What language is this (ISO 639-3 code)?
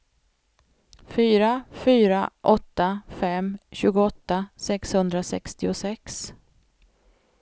swe